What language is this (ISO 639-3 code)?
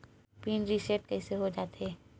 hne